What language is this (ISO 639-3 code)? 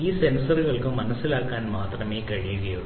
mal